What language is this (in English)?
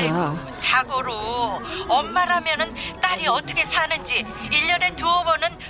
Korean